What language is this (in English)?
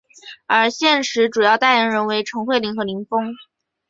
Chinese